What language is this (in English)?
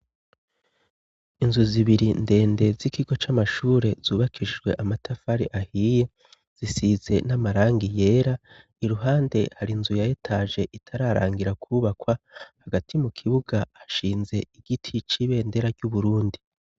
Rundi